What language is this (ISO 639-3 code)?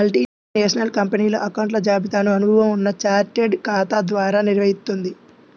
tel